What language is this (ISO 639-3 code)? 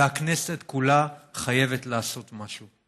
heb